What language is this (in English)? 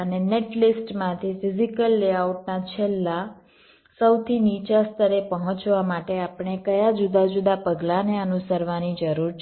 Gujarati